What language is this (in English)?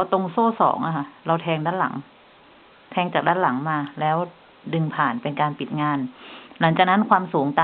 Thai